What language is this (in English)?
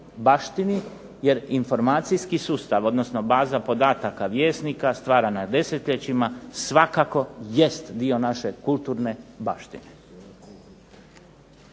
Croatian